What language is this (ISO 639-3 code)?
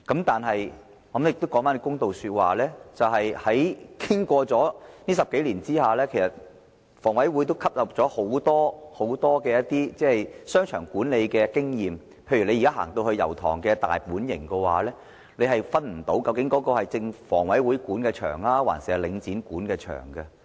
yue